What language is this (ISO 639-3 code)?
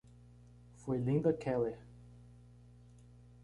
por